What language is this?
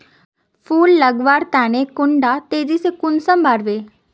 Magahi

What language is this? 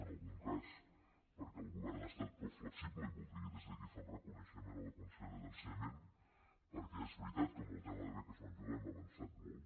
Catalan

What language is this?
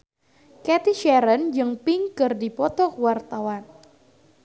Sundanese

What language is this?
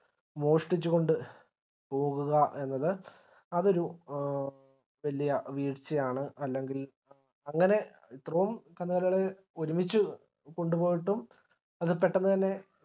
Malayalam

